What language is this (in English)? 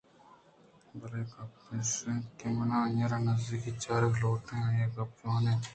Eastern Balochi